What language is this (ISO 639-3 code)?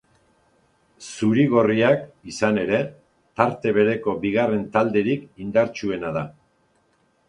eus